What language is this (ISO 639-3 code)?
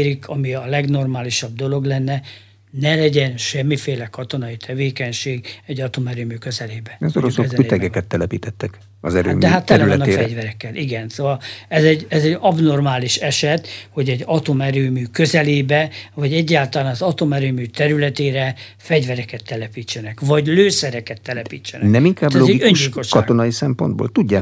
hun